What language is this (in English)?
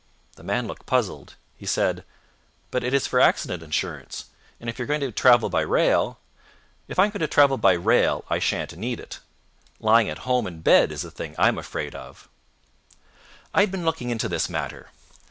English